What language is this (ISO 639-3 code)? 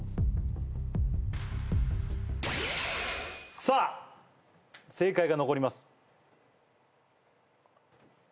jpn